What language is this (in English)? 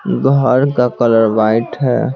Hindi